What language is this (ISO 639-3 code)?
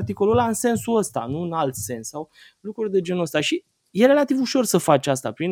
ron